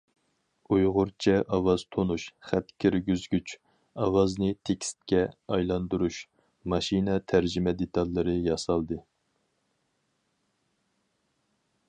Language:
Uyghur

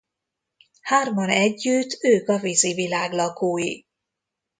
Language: Hungarian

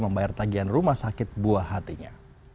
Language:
Indonesian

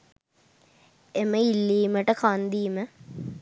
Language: Sinhala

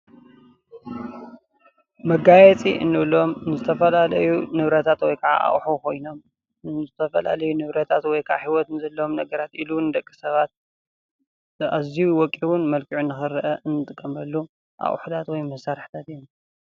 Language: Tigrinya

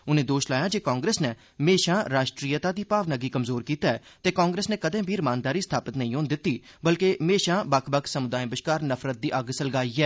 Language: Dogri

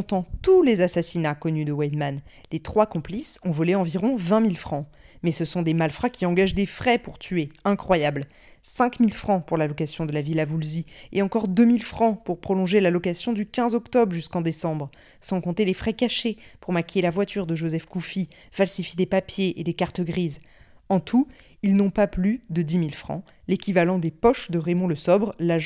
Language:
French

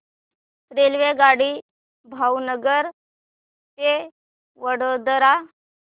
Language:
Marathi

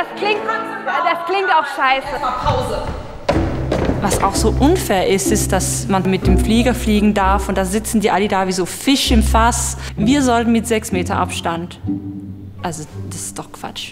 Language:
German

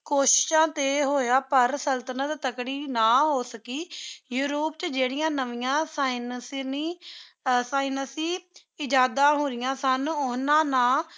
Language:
Punjabi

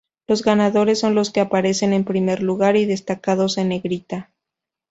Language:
Spanish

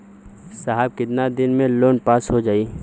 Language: Bhojpuri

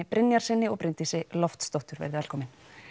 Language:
Icelandic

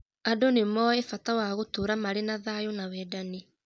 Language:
Kikuyu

